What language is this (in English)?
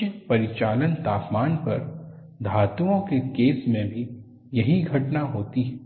Hindi